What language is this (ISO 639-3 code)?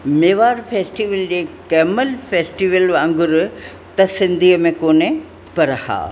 snd